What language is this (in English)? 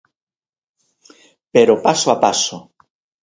Galician